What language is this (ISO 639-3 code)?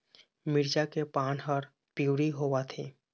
hne